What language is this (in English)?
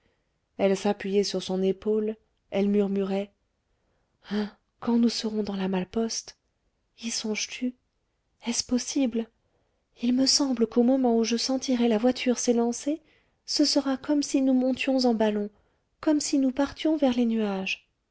French